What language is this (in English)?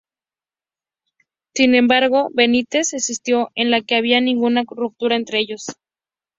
Spanish